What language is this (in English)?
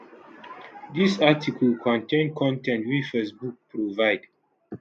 Nigerian Pidgin